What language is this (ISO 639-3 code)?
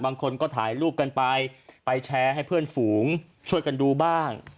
tha